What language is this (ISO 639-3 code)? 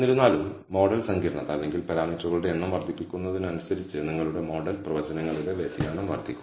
mal